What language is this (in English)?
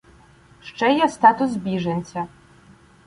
Ukrainian